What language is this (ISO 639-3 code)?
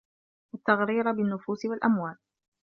ara